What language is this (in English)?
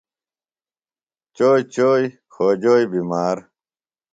Phalura